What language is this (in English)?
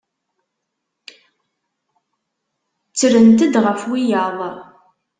Kabyle